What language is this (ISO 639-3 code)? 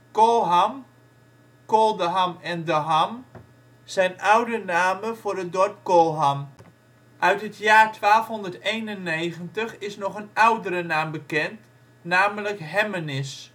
nld